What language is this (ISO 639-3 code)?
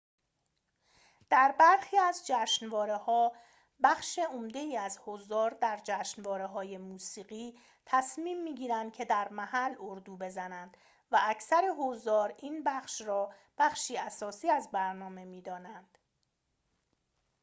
fas